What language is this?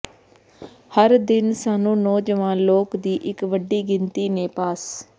Punjabi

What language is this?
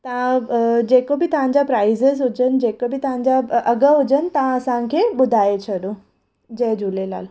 Sindhi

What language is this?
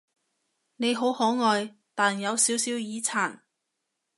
Cantonese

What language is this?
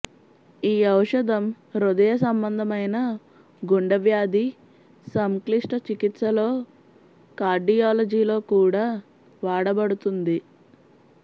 Telugu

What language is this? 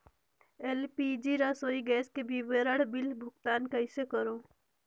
Chhattisgarhi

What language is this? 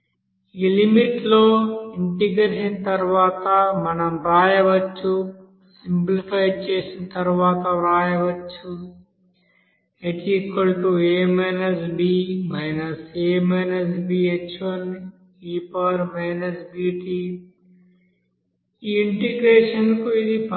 Telugu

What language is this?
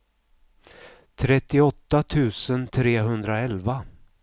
Swedish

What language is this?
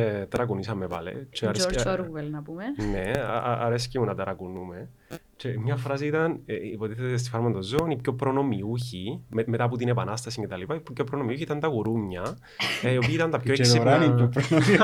Greek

